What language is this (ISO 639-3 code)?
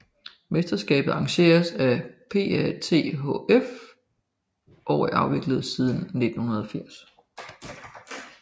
dan